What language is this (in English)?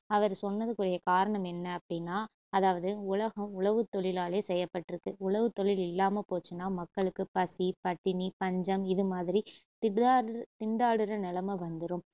Tamil